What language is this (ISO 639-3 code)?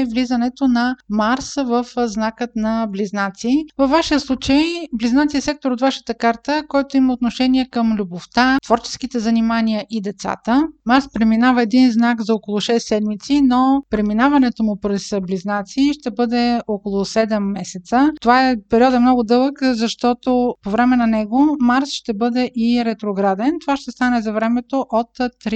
bul